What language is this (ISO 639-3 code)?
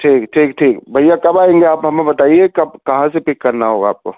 urd